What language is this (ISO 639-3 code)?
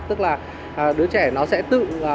vie